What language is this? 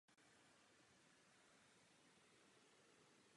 Czech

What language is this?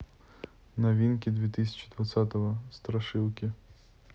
Russian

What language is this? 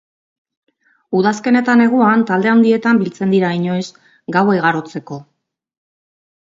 Basque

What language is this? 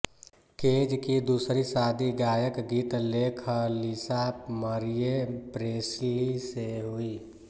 Hindi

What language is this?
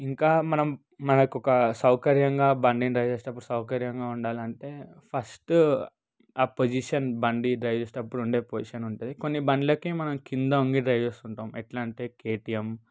Telugu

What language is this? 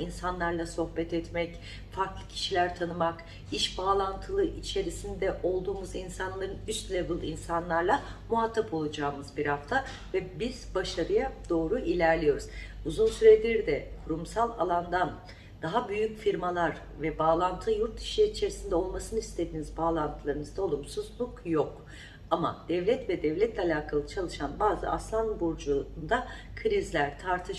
Turkish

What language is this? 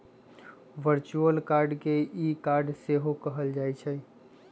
Magahi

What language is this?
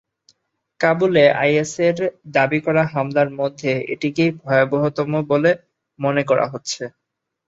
Bangla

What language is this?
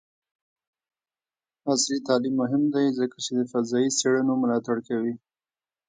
Pashto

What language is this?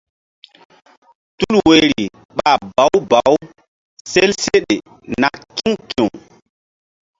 Mbum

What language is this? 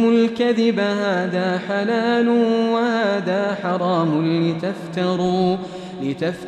Arabic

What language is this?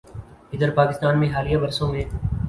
Urdu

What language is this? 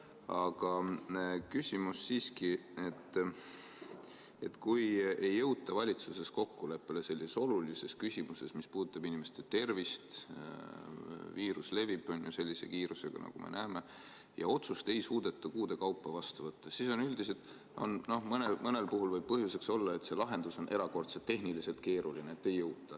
Estonian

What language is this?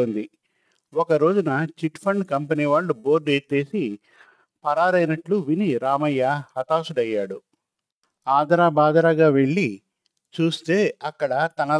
Telugu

